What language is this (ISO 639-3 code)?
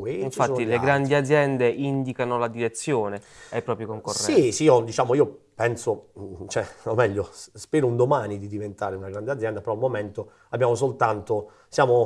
ita